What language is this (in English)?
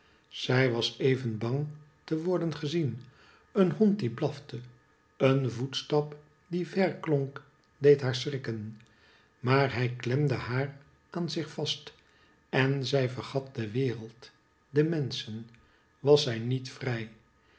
Dutch